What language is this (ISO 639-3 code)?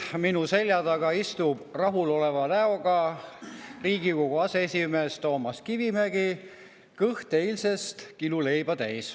est